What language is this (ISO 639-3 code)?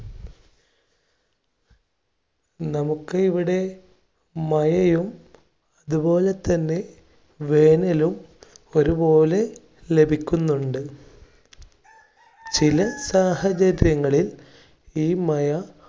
mal